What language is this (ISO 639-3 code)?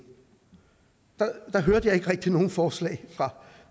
dan